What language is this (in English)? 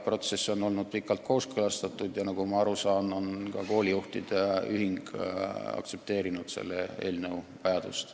Estonian